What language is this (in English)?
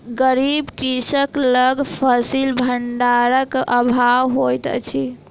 Maithili